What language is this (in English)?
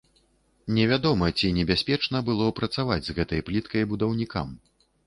Belarusian